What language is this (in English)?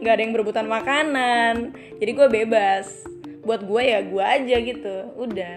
Indonesian